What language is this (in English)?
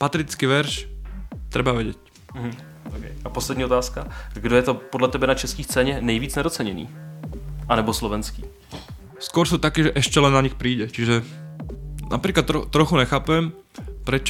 Czech